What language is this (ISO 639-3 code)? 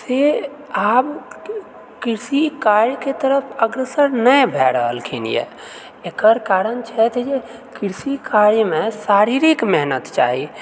mai